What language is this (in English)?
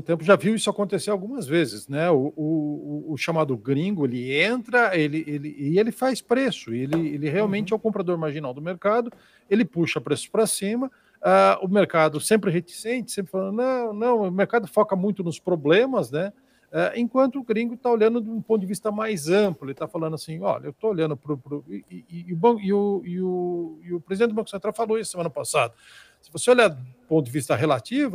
Portuguese